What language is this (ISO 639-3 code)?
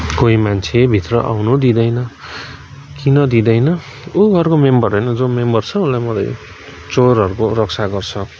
nep